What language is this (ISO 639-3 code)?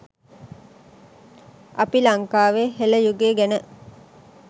sin